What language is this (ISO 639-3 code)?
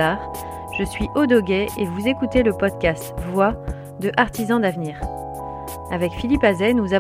fra